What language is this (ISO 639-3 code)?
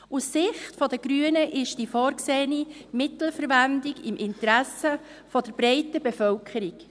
gsw